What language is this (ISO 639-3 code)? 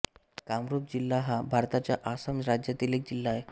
mar